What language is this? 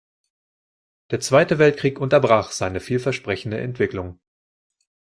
German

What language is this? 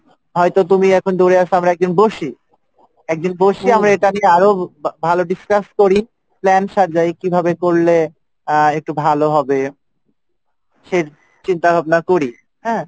Bangla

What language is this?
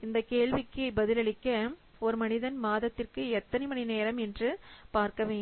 Tamil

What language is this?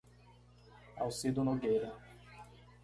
Portuguese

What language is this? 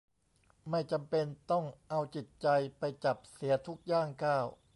Thai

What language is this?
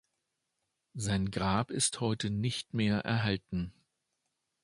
German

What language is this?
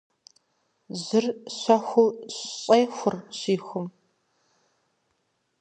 Kabardian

